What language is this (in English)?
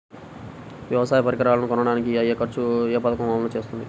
Telugu